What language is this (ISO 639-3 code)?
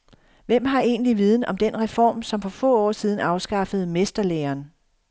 dan